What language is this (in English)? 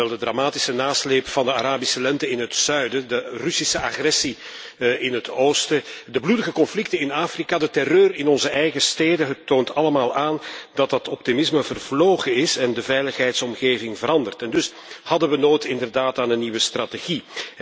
Dutch